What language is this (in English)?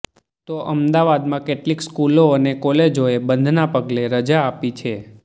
Gujarati